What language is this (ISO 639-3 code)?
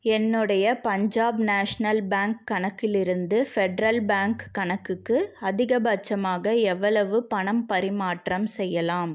tam